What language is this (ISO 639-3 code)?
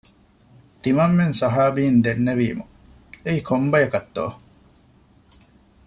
div